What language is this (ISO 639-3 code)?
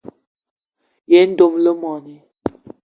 eto